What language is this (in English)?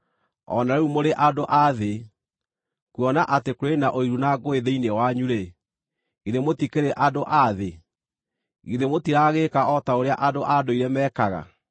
Kikuyu